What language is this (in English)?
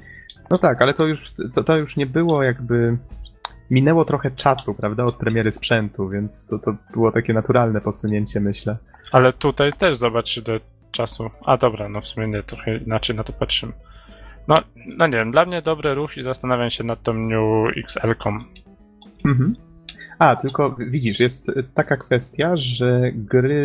Polish